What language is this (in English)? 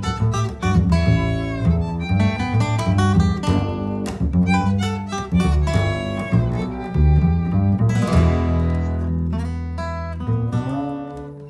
Polish